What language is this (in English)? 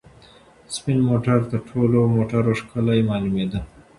Pashto